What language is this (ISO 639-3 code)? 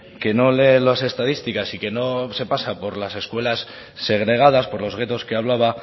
spa